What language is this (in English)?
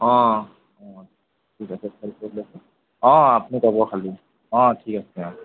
Assamese